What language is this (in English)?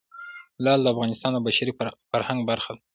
Pashto